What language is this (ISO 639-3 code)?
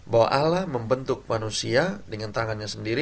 ind